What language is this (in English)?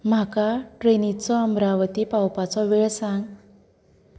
Konkani